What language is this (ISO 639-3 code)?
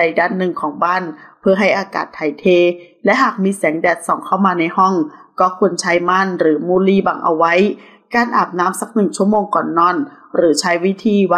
tha